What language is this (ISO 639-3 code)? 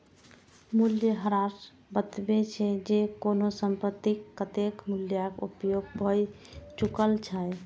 mai